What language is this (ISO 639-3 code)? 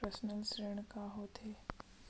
hne